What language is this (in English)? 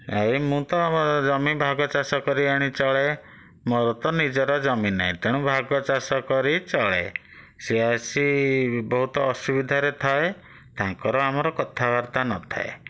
Odia